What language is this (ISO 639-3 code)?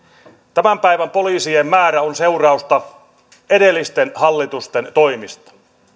fin